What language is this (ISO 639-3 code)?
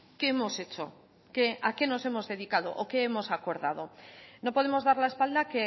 spa